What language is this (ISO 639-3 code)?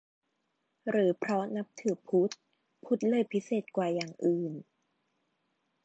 tha